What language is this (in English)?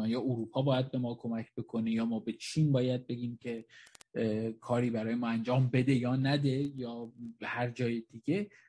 Persian